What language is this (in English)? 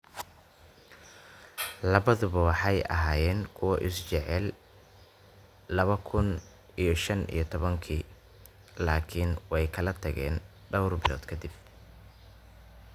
Somali